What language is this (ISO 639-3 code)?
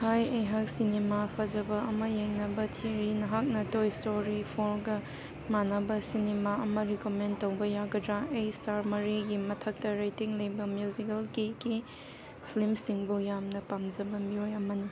mni